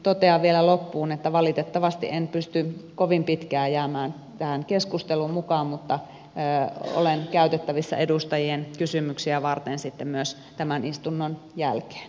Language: Finnish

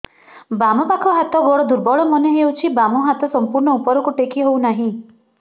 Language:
Odia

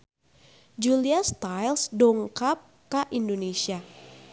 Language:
Sundanese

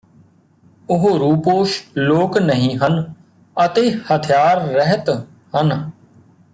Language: Punjabi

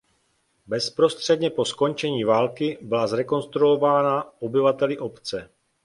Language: Czech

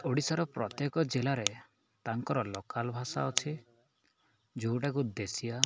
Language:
Odia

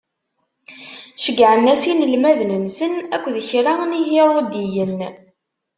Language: Kabyle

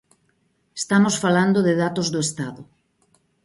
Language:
Galician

